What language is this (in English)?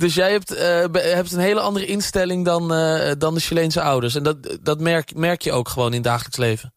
Dutch